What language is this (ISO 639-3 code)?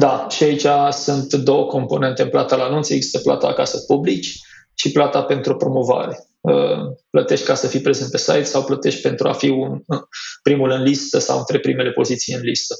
ron